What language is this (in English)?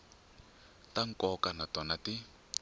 Tsonga